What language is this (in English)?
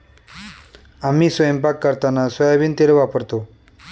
Marathi